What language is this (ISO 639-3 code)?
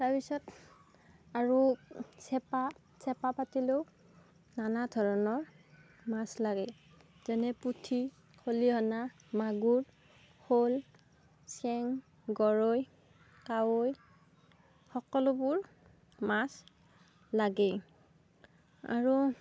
asm